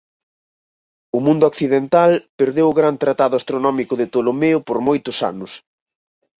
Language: Galician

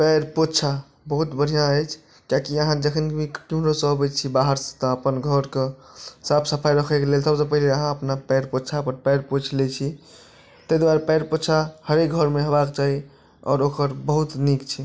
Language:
Maithili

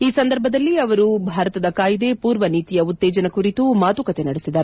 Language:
Kannada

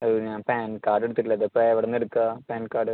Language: Malayalam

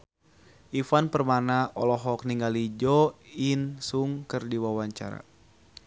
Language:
Sundanese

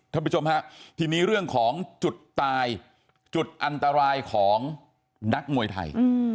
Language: Thai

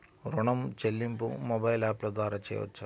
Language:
Telugu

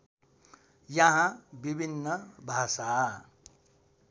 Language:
Nepali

